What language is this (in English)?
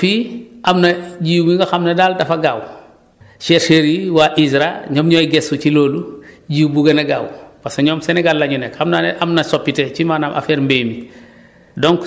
Wolof